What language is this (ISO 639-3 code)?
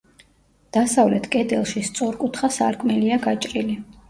kat